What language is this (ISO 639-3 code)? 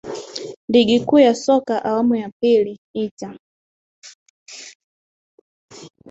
swa